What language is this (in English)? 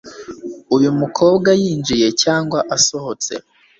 Kinyarwanda